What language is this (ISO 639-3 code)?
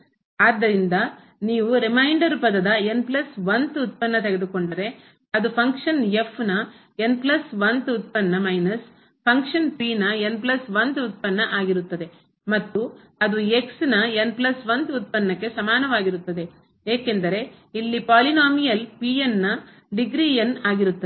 kan